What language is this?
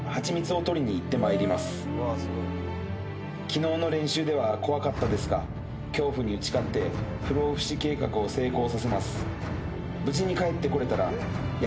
Japanese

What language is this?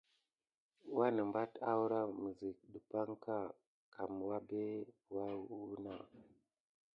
Gidar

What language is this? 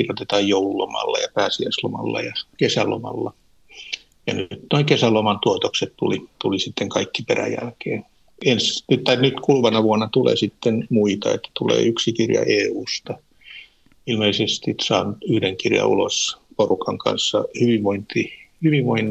Finnish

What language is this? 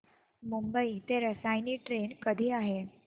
Marathi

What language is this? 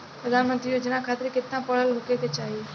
Bhojpuri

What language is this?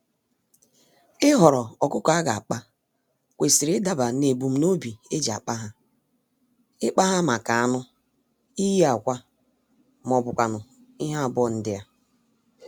Igbo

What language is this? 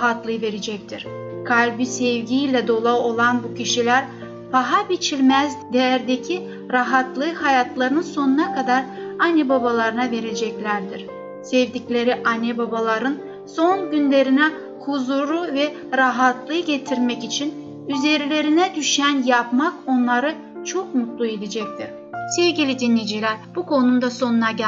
Turkish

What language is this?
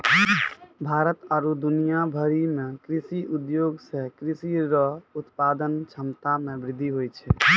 Maithili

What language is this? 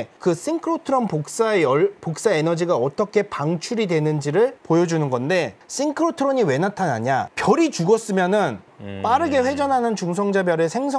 Korean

